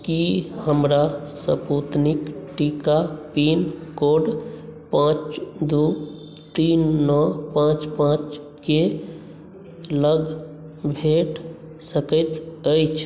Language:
Maithili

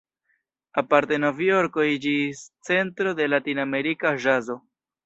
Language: Esperanto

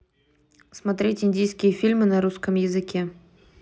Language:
Russian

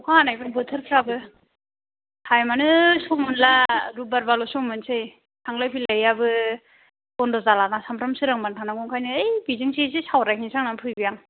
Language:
Bodo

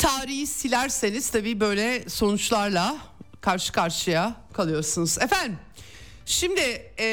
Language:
Turkish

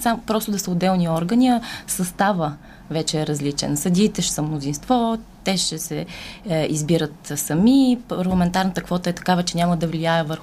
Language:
Bulgarian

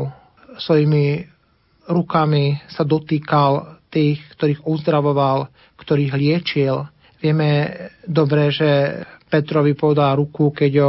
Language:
Slovak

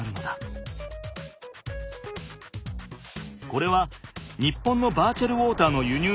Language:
Japanese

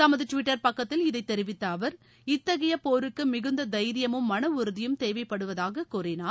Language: Tamil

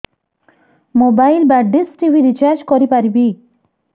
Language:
Odia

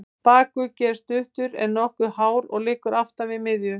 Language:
Icelandic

